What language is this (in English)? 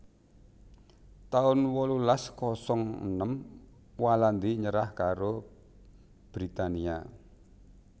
Javanese